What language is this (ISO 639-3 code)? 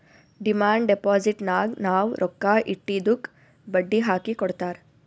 kan